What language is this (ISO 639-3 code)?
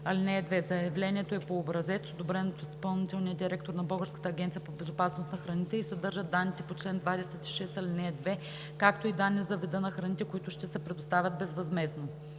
bul